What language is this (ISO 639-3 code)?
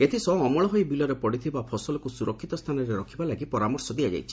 ori